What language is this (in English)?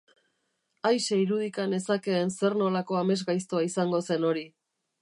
Basque